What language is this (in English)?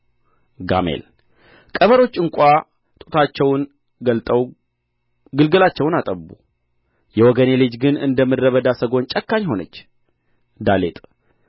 Amharic